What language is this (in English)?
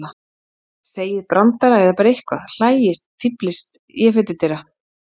Icelandic